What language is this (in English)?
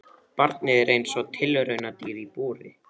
Icelandic